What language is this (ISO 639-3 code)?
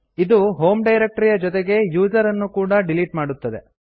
kan